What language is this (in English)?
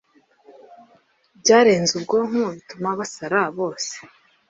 Kinyarwanda